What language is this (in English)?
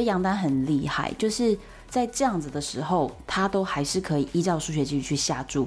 Chinese